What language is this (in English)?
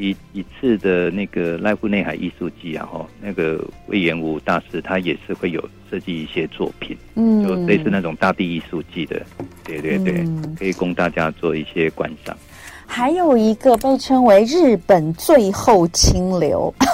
Chinese